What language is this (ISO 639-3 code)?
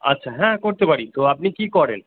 ben